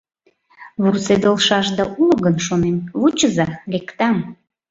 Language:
Mari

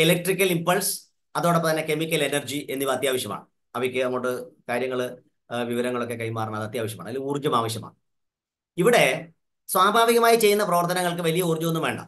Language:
Malayalam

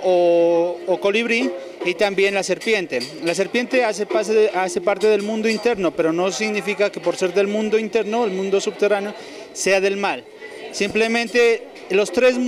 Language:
Spanish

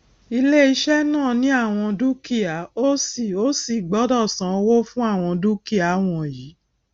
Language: Yoruba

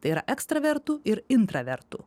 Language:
Lithuanian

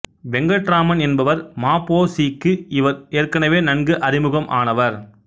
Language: Tamil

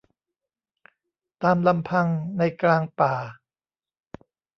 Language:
Thai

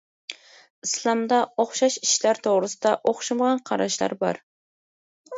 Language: Uyghur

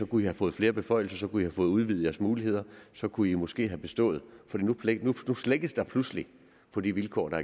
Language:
Danish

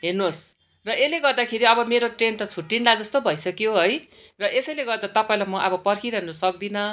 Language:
Nepali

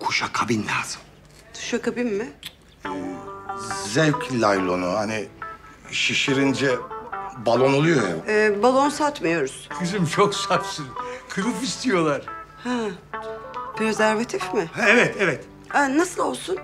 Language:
Turkish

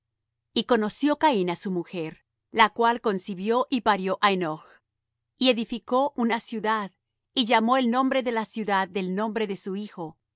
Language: Spanish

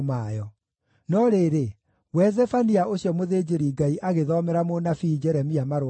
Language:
Kikuyu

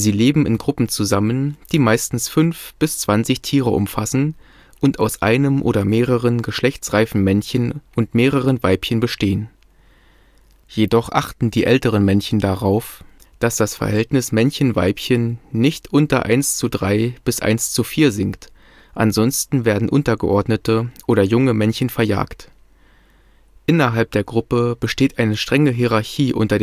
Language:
German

